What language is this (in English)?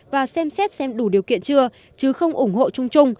Vietnamese